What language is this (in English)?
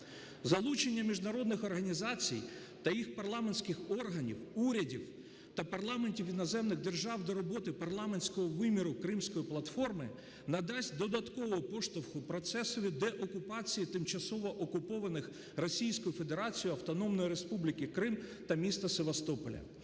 Ukrainian